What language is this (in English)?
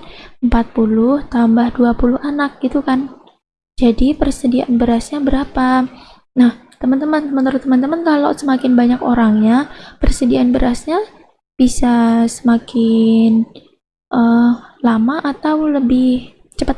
Indonesian